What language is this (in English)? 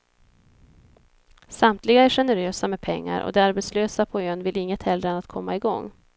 Swedish